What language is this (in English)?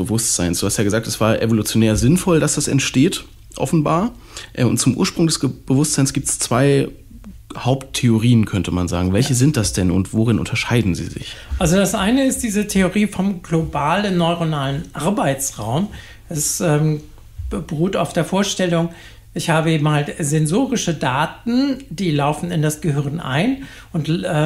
German